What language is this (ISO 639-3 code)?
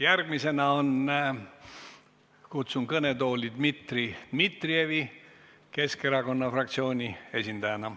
est